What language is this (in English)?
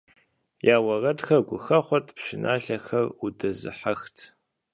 Kabardian